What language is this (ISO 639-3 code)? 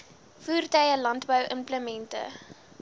afr